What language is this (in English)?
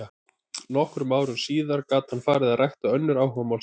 Icelandic